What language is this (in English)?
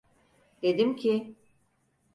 Turkish